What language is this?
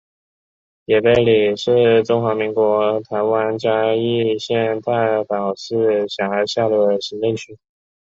Chinese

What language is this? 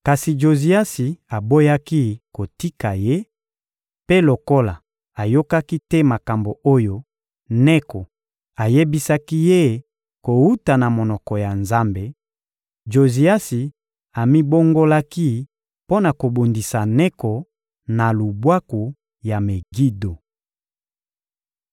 Lingala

